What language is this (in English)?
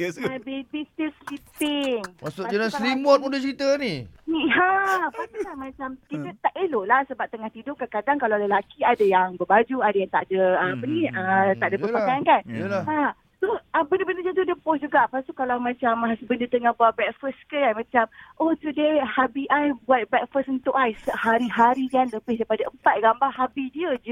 Malay